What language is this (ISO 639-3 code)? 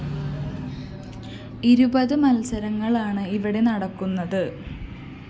mal